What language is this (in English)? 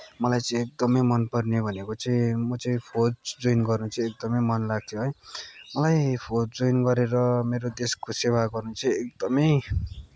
Nepali